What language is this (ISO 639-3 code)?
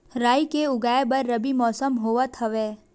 hne